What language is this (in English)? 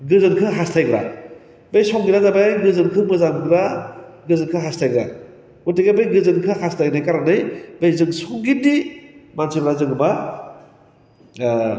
Bodo